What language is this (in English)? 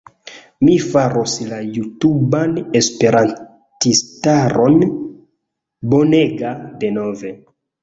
Esperanto